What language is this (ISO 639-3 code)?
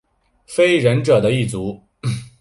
zho